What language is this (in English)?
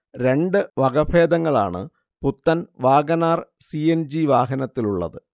Malayalam